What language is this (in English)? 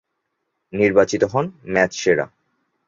Bangla